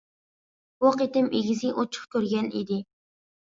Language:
Uyghur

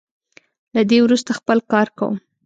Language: Pashto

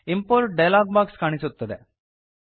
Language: Kannada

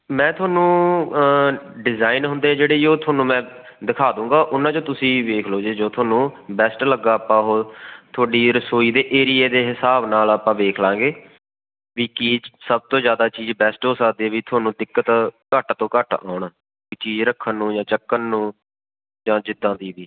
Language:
Punjabi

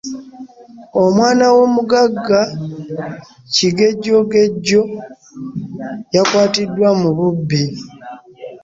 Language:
Ganda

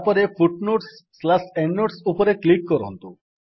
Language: Odia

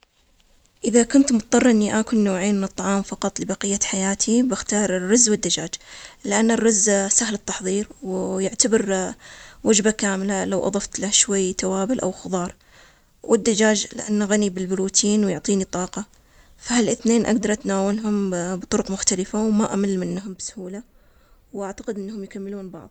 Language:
Omani Arabic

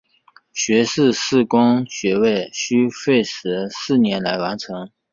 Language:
Chinese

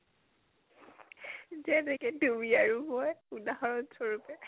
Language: Assamese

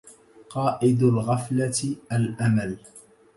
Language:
Arabic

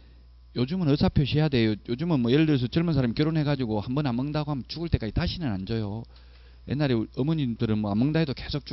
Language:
Korean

